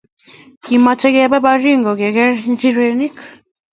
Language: Kalenjin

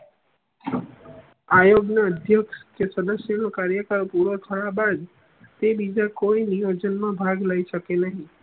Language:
Gujarati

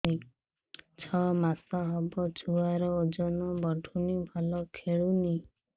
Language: Odia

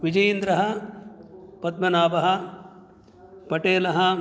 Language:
Sanskrit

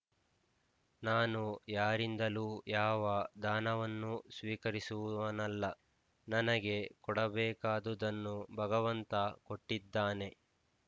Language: Kannada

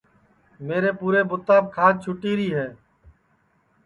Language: Sansi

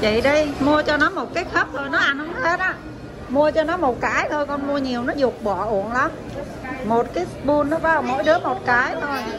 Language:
Vietnamese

